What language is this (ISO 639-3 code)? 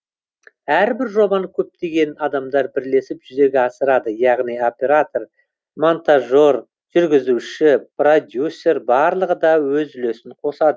kaz